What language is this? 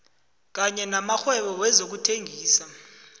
South Ndebele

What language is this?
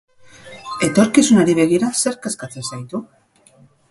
Basque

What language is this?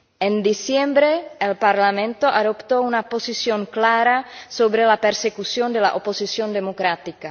Spanish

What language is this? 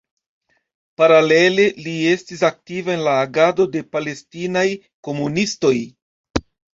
Esperanto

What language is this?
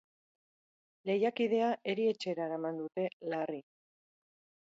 Basque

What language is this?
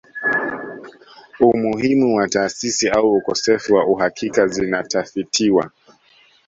Swahili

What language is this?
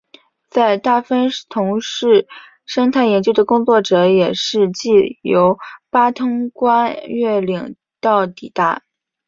Chinese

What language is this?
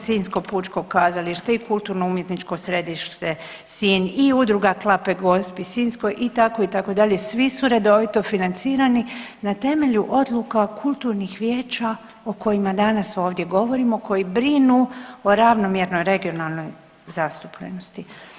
Croatian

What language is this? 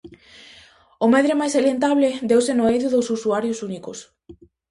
Galician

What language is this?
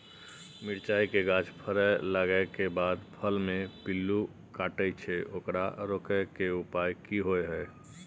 Maithili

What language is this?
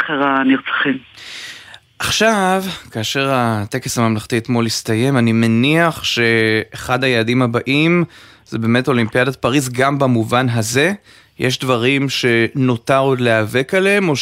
Hebrew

